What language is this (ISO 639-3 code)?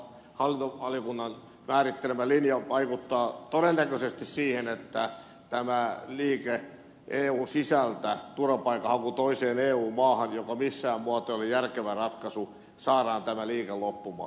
fin